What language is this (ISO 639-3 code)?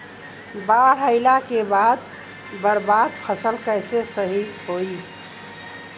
bho